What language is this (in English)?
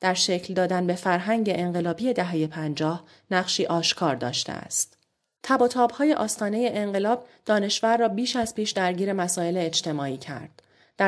Persian